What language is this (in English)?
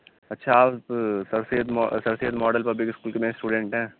Urdu